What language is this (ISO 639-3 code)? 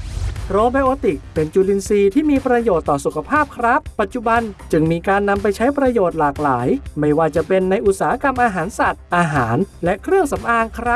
tha